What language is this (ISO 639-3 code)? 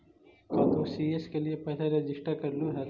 mag